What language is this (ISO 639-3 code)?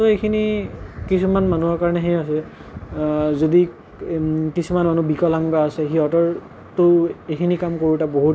asm